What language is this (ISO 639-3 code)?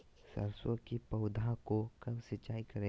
mag